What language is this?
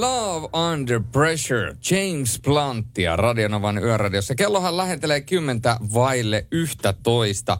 Finnish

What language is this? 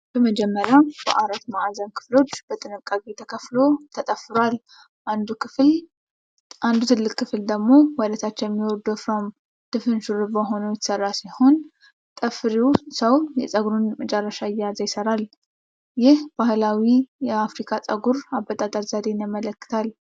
Amharic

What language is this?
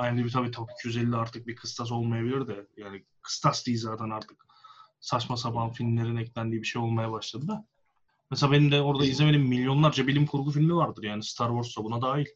Turkish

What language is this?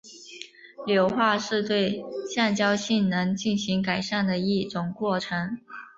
Chinese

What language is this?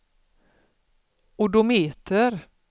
Swedish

